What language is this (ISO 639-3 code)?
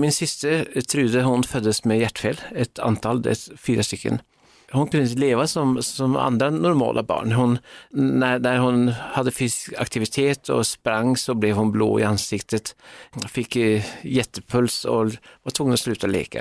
swe